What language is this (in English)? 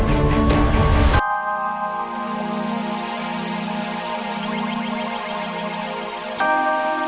Indonesian